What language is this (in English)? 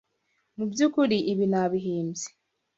Kinyarwanda